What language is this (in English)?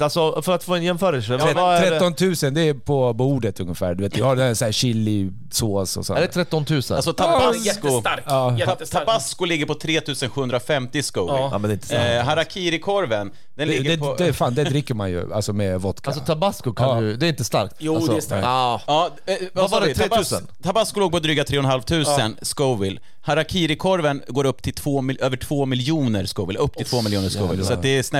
Swedish